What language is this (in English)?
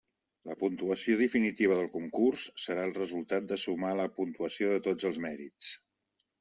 Catalan